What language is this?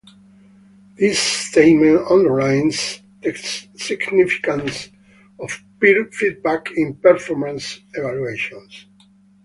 English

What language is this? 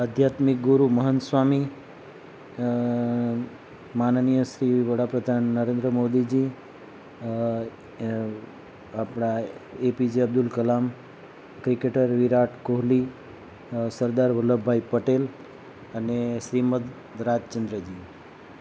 Gujarati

